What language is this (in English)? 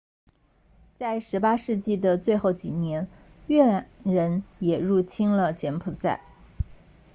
Chinese